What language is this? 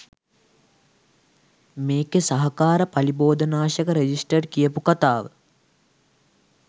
Sinhala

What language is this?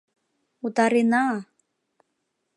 Mari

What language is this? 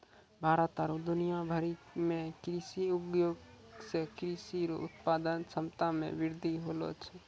Maithili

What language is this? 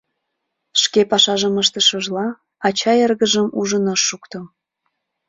Mari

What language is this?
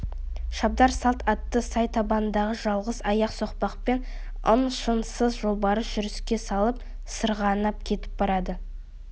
Kazakh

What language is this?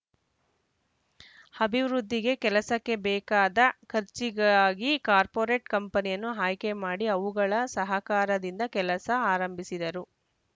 Kannada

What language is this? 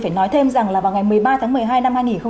Vietnamese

